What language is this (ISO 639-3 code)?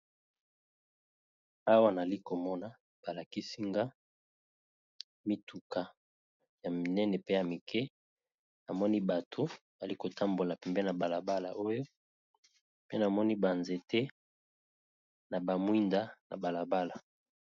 lin